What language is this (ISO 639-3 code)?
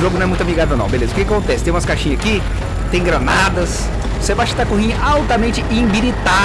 por